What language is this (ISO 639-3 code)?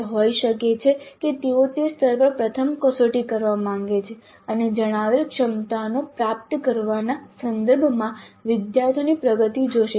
guj